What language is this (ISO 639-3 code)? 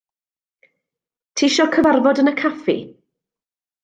cym